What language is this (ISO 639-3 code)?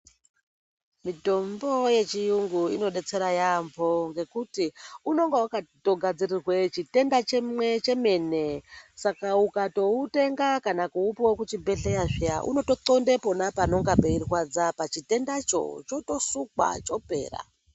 ndc